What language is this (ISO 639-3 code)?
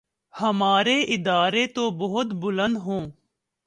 urd